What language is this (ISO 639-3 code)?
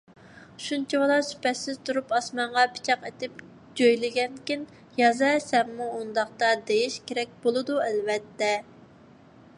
uig